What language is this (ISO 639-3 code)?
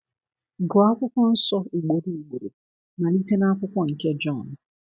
ibo